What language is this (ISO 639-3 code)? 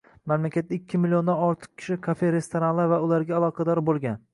uzb